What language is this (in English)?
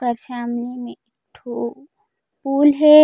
Chhattisgarhi